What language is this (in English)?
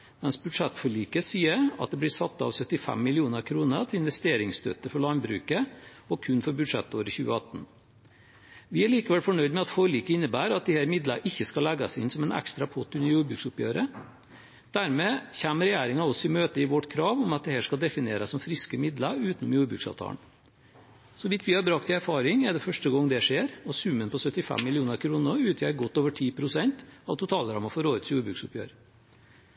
Norwegian Bokmål